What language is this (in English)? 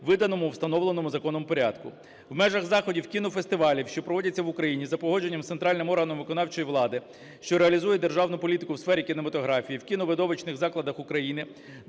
Ukrainian